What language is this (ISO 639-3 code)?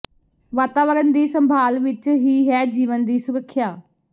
pan